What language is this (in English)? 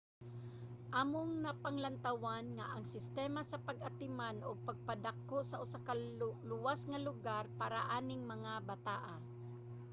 Cebuano